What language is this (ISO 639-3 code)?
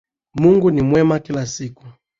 swa